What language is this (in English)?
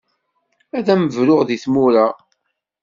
Kabyle